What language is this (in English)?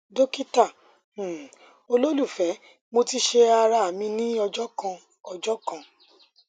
Yoruba